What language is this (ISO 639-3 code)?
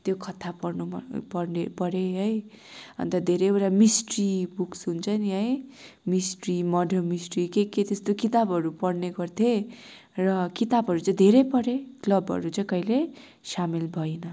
nep